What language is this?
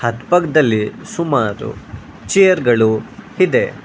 Kannada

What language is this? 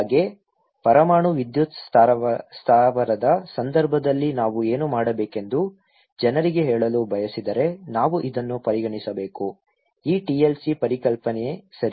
Kannada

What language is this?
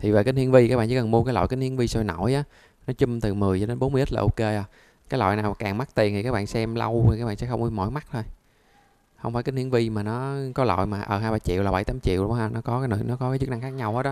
Vietnamese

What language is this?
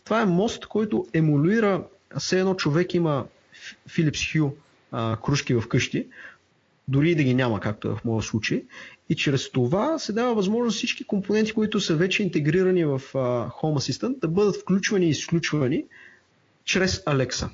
Bulgarian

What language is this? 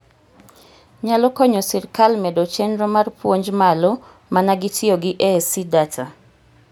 Luo (Kenya and Tanzania)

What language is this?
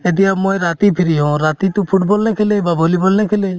Assamese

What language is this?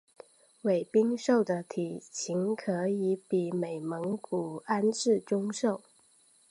Chinese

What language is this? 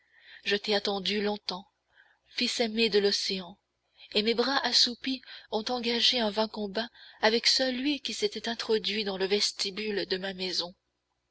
French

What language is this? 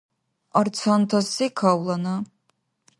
Dargwa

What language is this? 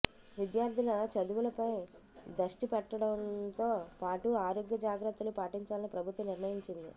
Telugu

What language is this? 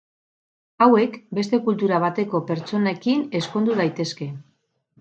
Basque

